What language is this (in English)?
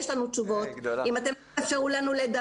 Hebrew